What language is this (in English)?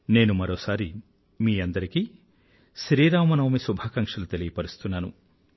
Telugu